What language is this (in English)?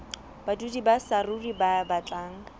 Southern Sotho